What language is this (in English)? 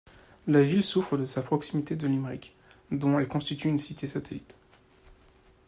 French